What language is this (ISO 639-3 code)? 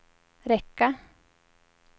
swe